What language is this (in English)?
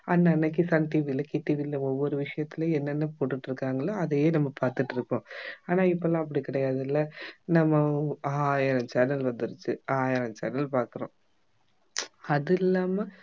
Tamil